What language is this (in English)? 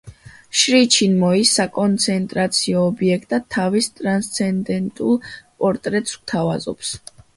Georgian